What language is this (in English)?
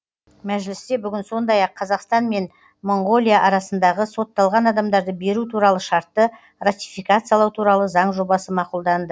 Kazakh